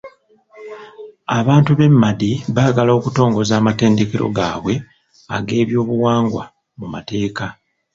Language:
Ganda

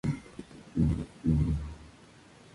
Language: Spanish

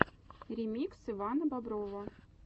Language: Russian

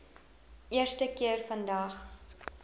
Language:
Afrikaans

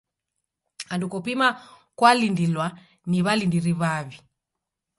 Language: Taita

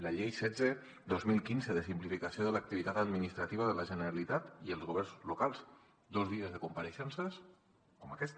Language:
Catalan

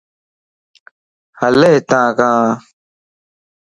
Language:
Lasi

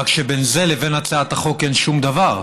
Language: Hebrew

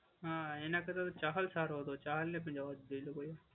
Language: Gujarati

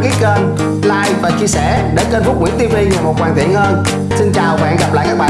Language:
Vietnamese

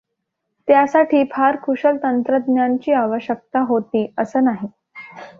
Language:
Marathi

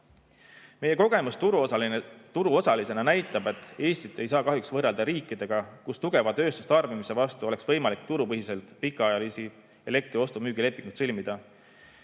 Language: Estonian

